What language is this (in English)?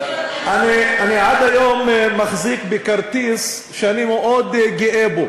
Hebrew